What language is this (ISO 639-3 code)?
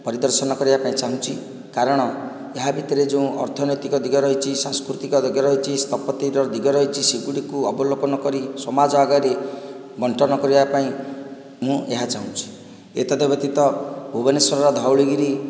ori